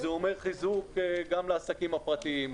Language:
Hebrew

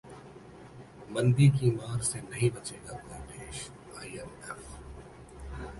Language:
Hindi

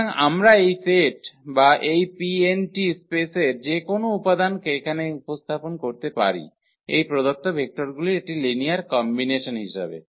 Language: Bangla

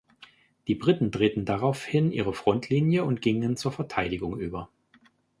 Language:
German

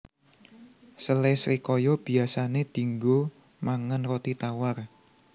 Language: Javanese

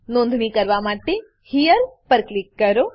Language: Gujarati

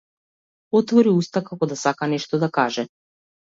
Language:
Macedonian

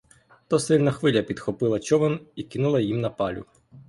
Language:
Ukrainian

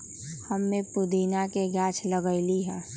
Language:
Magahi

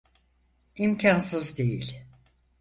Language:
Turkish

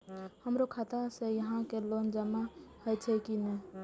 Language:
Maithili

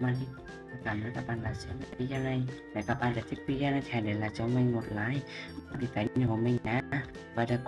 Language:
Vietnamese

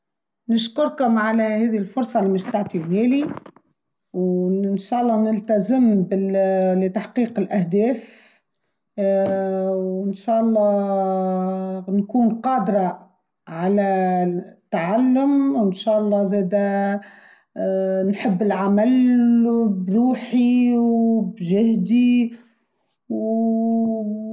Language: Tunisian Arabic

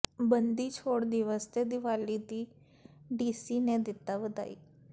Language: Punjabi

